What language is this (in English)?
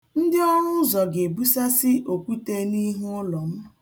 Igbo